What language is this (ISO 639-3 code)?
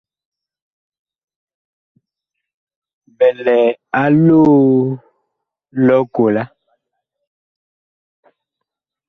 bkh